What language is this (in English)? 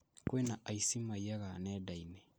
Kikuyu